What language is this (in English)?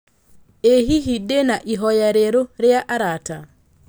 Kikuyu